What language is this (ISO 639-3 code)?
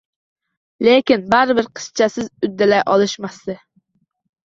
uzb